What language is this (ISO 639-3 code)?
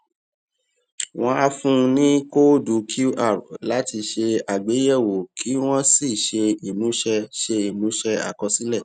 yor